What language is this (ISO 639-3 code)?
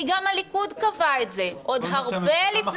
heb